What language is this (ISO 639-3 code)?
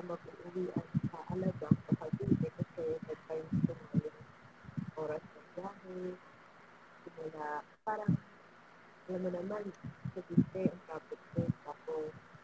fil